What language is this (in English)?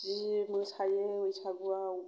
Bodo